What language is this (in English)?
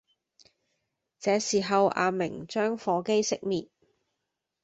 Cantonese